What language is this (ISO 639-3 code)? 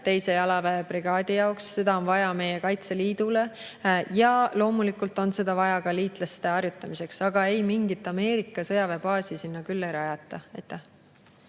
est